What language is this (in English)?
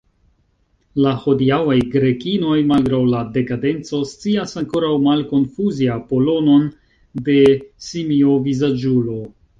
Esperanto